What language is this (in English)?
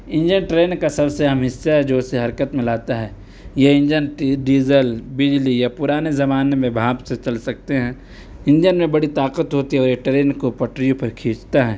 Urdu